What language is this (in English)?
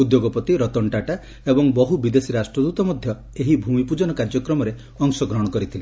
Odia